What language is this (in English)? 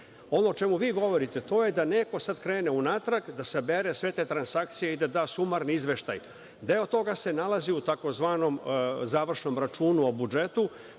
Serbian